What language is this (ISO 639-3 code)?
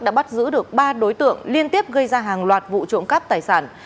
vie